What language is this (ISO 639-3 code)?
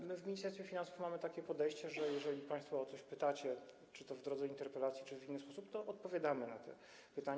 pol